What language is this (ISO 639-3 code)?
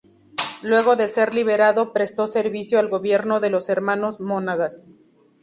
spa